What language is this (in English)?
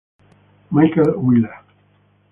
Italian